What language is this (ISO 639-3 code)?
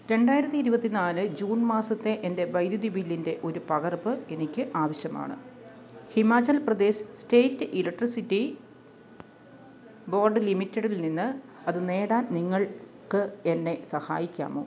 mal